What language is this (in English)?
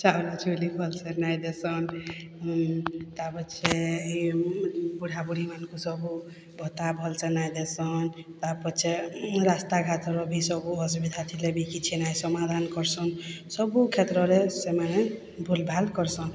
Odia